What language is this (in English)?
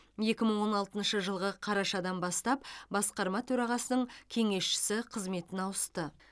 Kazakh